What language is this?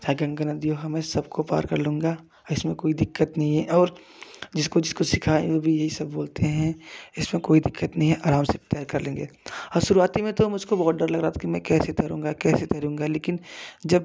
Hindi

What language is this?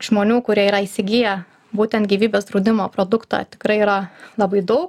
Lithuanian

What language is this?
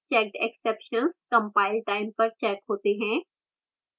Hindi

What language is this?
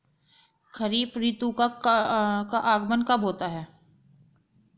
Hindi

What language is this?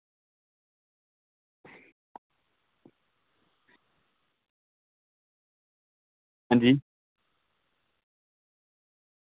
Dogri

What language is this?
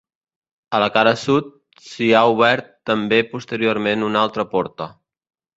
Catalan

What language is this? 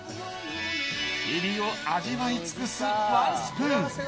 Japanese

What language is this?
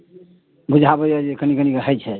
Maithili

